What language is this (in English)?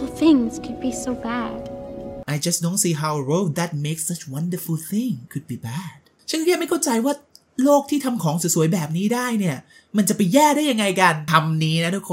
Thai